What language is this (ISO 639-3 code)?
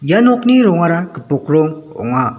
grt